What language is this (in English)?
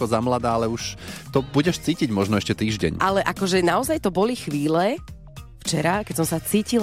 Slovak